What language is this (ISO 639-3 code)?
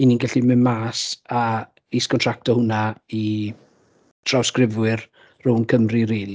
cym